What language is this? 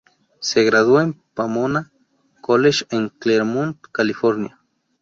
Spanish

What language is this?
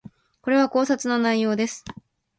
Japanese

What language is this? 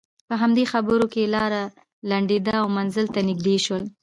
Pashto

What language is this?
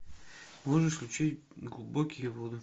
Russian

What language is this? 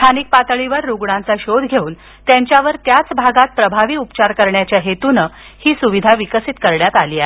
Marathi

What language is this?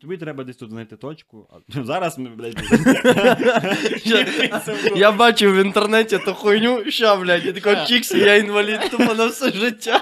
Ukrainian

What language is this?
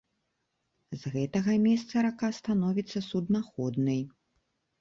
Belarusian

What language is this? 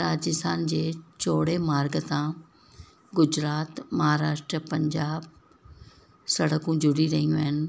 Sindhi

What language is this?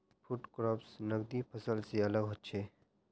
Magahi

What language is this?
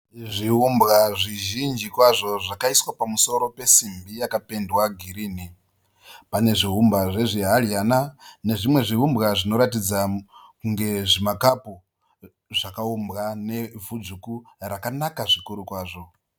Shona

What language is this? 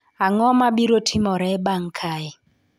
Luo (Kenya and Tanzania)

